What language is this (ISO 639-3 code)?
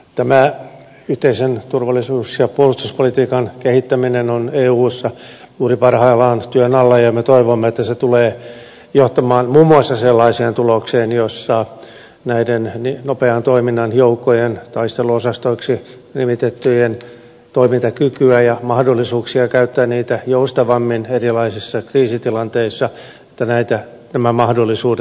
fin